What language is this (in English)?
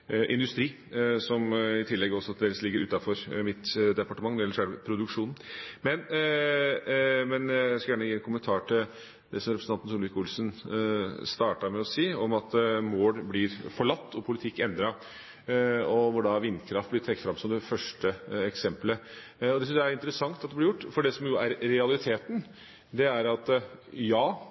Norwegian Bokmål